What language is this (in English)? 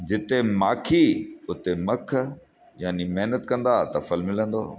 Sindhi